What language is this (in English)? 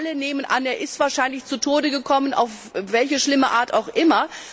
German